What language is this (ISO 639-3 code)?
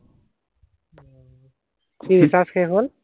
asm